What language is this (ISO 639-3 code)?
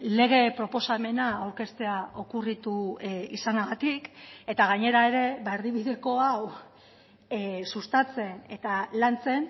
eus